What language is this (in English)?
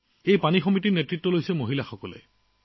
Assamese